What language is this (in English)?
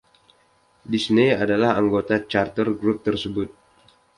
Indonesian